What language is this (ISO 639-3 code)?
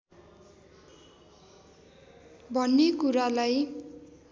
nep